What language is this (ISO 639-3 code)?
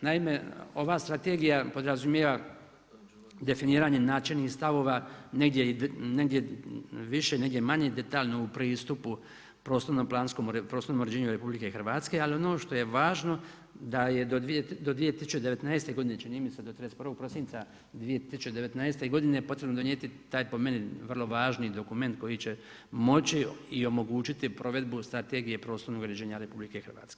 hrv